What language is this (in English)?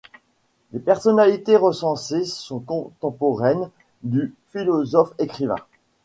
French